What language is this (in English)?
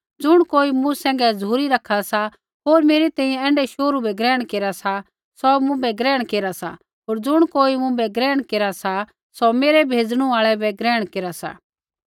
Kullu Pahari